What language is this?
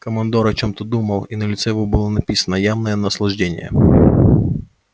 Russian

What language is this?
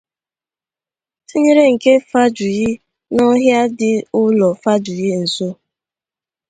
Igbo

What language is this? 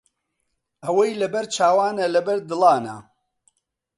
Central Kurdish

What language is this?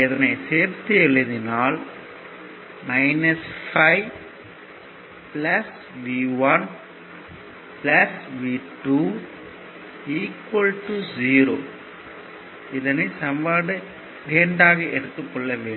Tamil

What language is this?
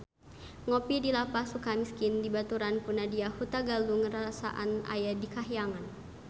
Sundanese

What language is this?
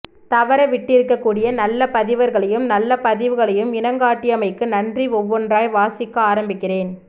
Tamil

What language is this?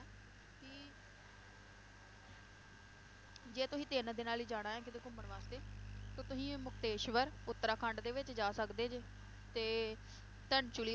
Punjabi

